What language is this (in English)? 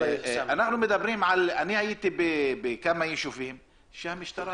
Hebrew